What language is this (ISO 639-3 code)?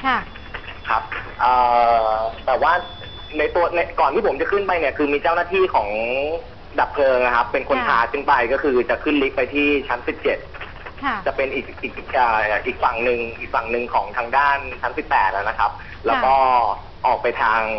tha